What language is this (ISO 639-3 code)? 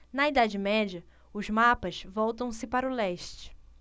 por